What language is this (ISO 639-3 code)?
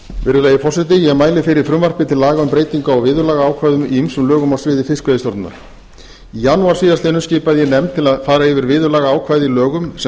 isl